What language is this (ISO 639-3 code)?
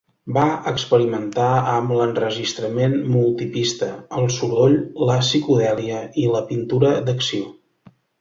cat